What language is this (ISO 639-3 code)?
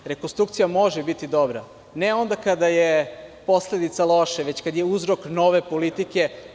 srp